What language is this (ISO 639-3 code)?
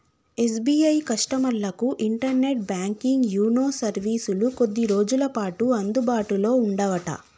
tel